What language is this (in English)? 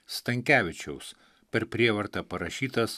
Lithuanian